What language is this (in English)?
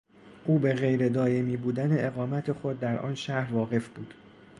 Persian